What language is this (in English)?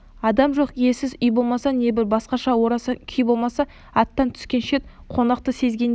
Kazakh